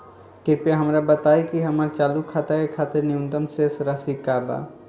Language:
Bhojpuri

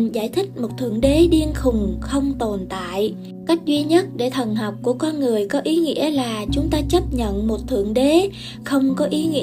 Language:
Vietnamese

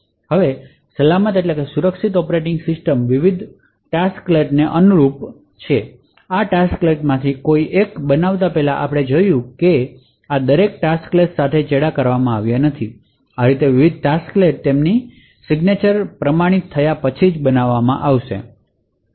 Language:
Gujarati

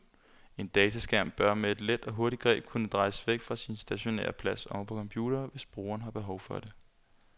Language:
Danish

